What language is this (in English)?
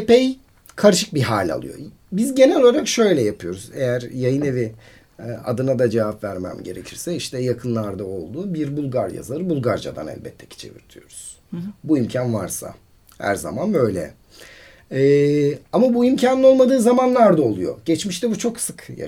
Turkish